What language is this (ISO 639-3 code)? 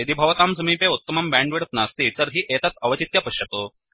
san